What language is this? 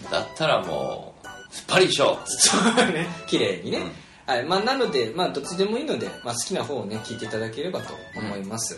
Japanese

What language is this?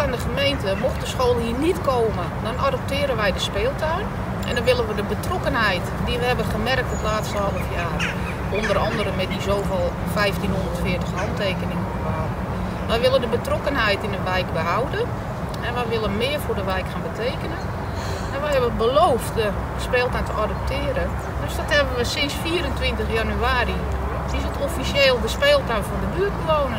Dutch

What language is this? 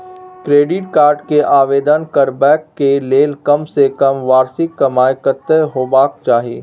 Maithili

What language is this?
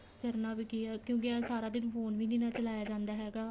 Punjabi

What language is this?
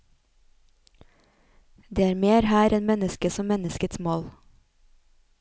Norwegian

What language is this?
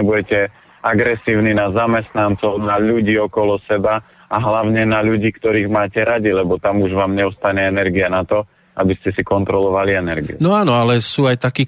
Slovak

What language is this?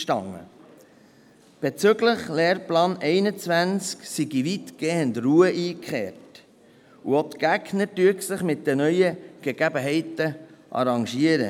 Swiss German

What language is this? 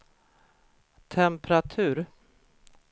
Swedish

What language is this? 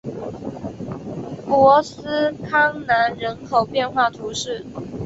Chinese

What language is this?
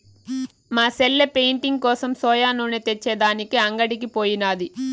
Telugu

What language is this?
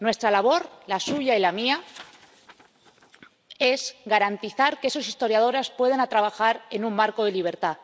Spanish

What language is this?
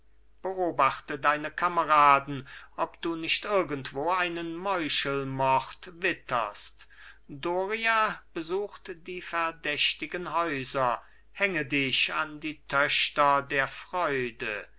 German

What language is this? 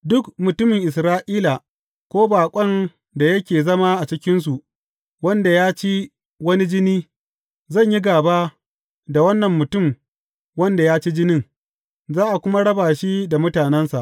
Hausa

